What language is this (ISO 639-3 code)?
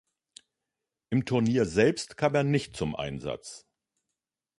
deu